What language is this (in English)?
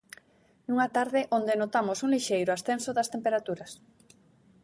Galician